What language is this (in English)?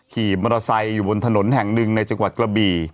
Thai